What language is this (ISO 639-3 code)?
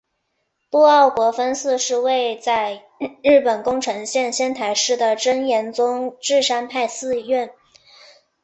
zho